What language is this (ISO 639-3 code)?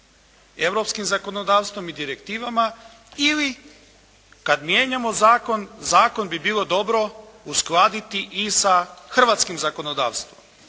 hrv